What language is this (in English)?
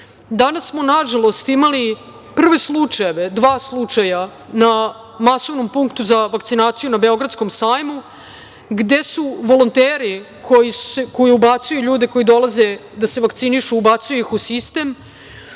Serbian